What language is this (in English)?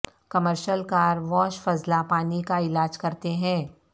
Urdu